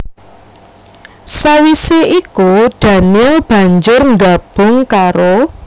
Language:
Javanese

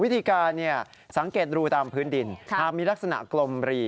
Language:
Thai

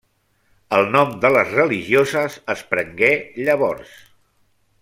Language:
Catalan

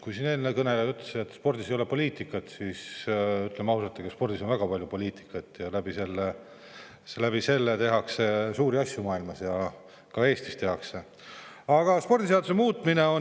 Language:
Estonian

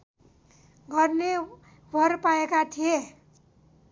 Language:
Nepali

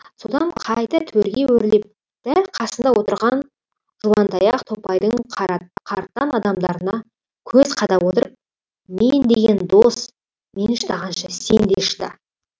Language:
Kazakh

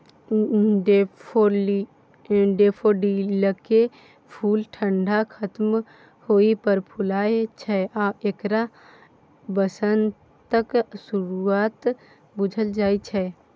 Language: Maithili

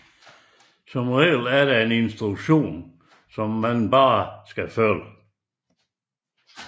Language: Danish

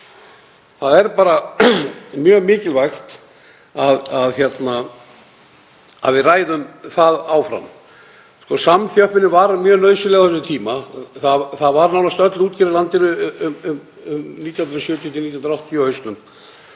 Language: Icelandic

